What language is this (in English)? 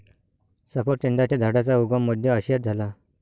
Marathi